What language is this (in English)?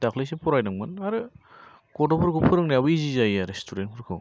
Bodo